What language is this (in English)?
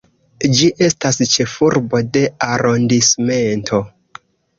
Esperanto